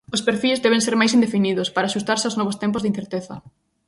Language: Galician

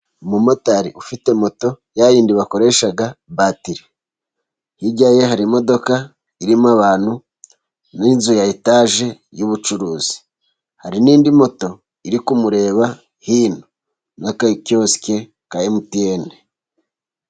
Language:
Kinyarwanda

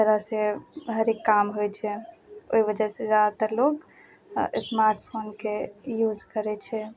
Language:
Maithili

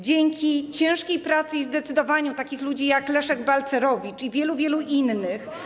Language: Polish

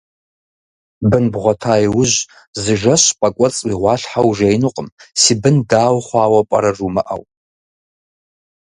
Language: Kabardian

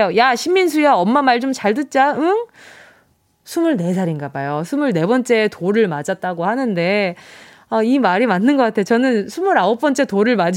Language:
Korean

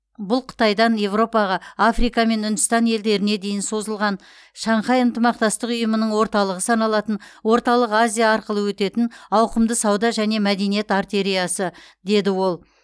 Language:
Kazakh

